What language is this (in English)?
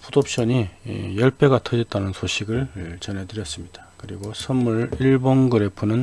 Korean